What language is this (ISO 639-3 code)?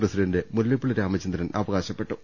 mal